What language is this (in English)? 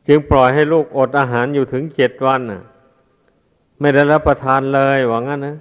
Thai